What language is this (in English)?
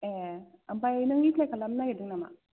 Bodo